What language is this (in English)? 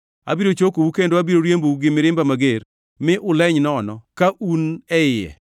Luo (Kenya and Tanzania)